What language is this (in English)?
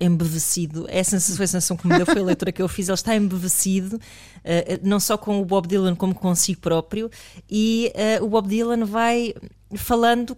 Portuguese